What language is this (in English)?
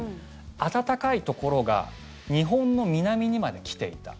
Japanese